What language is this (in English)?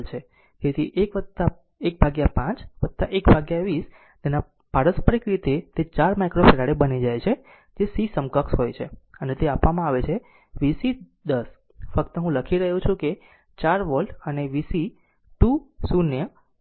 Gujarati